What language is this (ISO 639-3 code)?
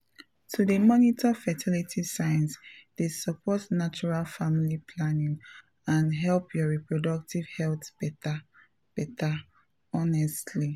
pcm